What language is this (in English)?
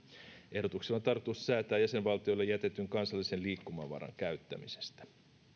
Finnish